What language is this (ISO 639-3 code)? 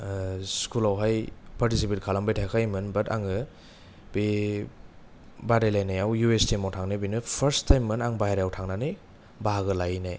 brx